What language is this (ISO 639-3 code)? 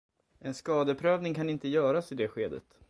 swe